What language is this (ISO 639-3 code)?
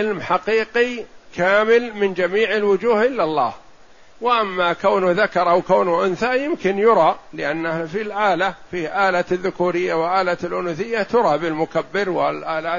ara